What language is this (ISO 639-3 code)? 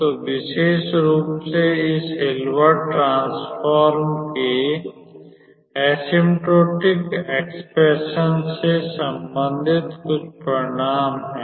hin